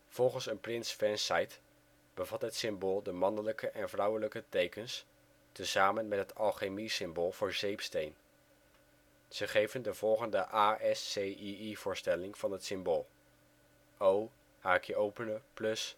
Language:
Dutch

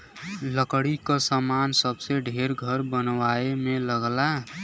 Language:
Bhojpuri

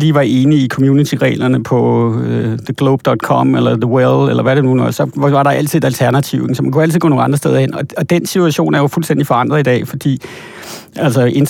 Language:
Danish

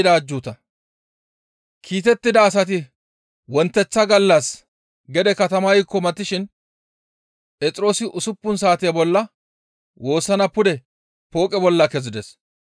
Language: Gamo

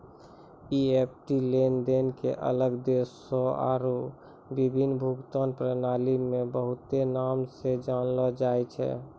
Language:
Maithili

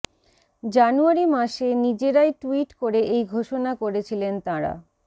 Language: Bangla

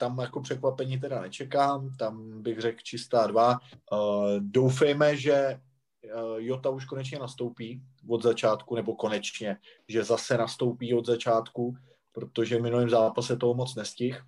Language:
Czech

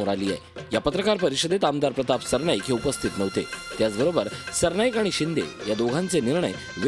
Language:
Italian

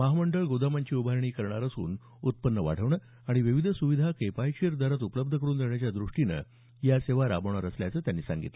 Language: Marathi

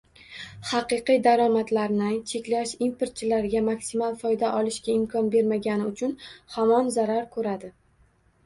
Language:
Uzbek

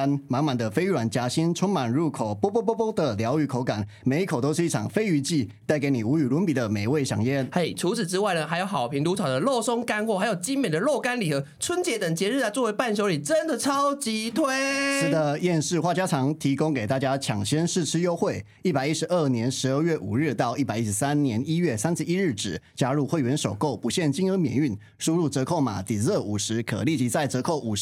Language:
Chinese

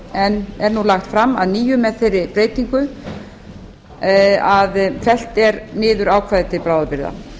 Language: Icelandic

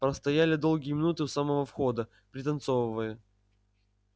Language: Russian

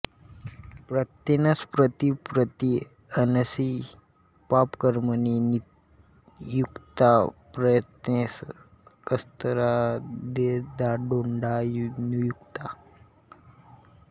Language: Marathi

